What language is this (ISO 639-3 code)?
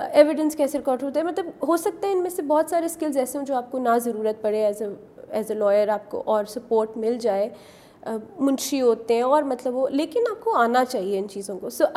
urd